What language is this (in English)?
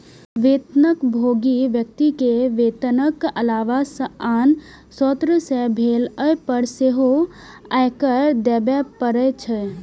Maithili